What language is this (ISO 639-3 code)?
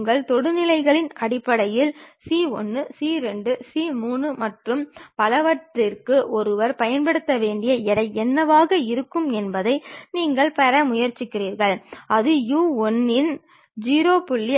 tam